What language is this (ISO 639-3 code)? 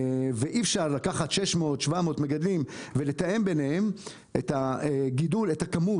heb